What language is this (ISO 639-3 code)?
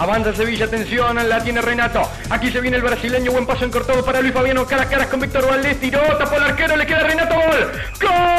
spa